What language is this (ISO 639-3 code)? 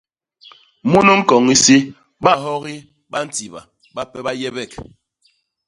bas